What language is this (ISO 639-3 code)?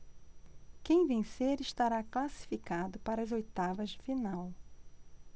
por